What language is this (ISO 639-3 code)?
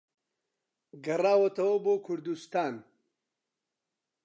ckb